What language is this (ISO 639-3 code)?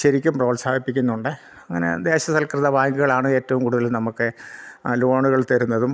mal